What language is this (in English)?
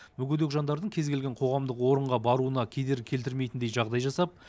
Kazakh